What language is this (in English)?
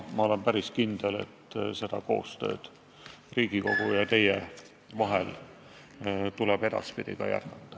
Estonian